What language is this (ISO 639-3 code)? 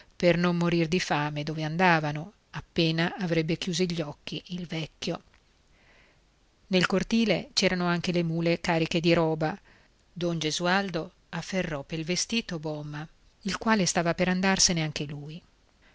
ita